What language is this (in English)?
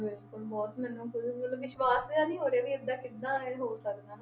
Punjabi